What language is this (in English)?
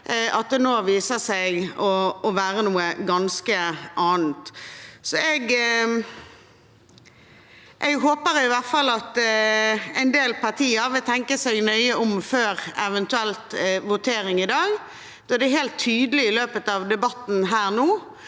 Norwegian